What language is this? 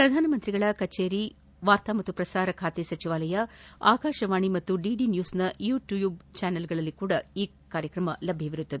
Kannada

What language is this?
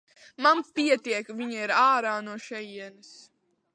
Latvian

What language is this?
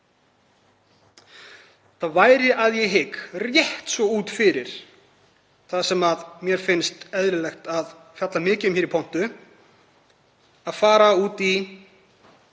Icelandic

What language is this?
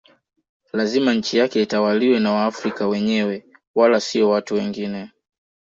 Swahili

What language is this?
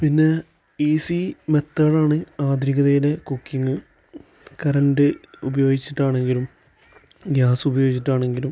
Malayalam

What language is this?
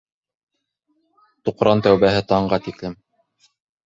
Bashkir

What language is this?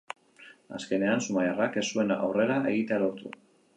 Basque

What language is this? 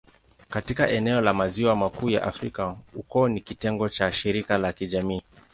Swahili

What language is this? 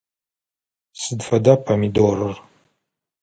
Adyghe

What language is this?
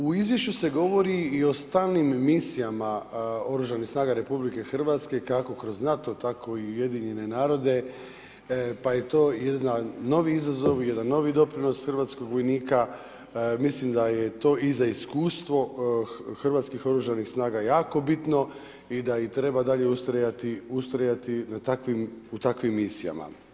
Croatian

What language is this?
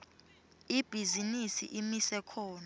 Swati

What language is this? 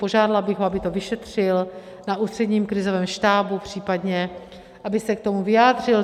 Czech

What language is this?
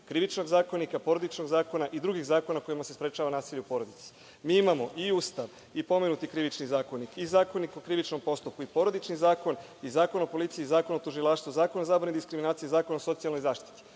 Serbian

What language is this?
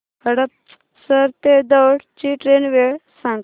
Marathi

